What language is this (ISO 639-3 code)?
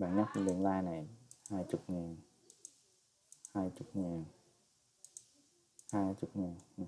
vie